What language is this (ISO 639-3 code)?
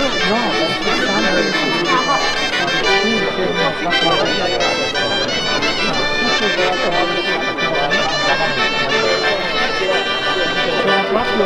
ita